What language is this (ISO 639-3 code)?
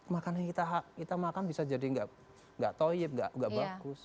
ind